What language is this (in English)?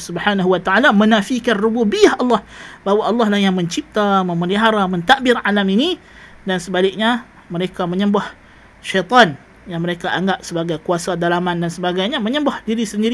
Malay